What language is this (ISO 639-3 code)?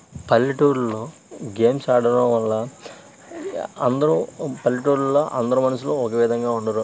tel